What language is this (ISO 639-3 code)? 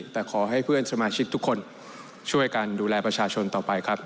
tha